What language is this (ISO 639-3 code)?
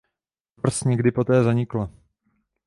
ces